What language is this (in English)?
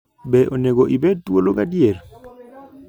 Luo (Kenya and Tanzania)